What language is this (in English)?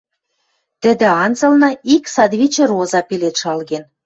Western Mari